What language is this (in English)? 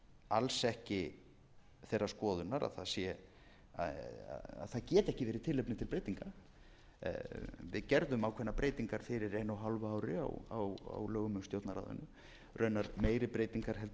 Icelandic